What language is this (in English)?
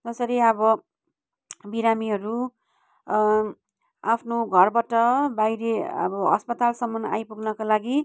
Nepali